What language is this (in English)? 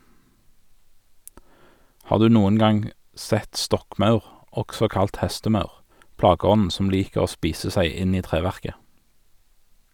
Norwegian